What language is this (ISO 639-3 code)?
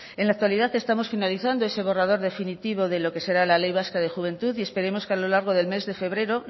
spa